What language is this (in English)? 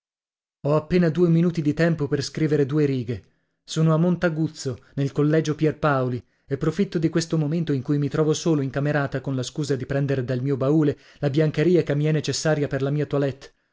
Italian